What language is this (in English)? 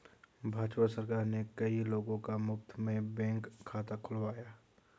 Hindi